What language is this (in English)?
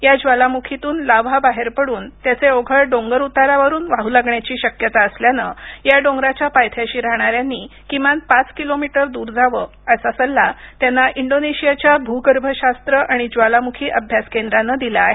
Marathi